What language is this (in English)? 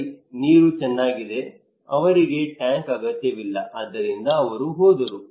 Kannada